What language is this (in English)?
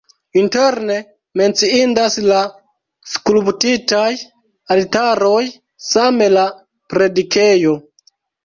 Esperanto